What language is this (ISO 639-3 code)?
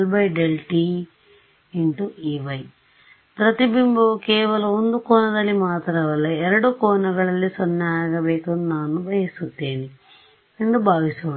kan